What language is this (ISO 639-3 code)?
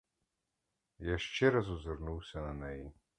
ukr